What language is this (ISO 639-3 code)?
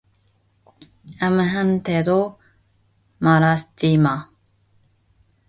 kor